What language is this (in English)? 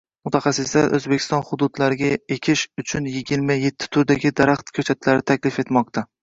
Uzbek